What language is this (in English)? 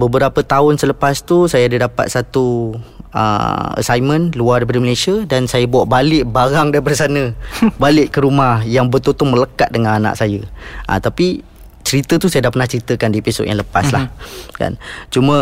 Malay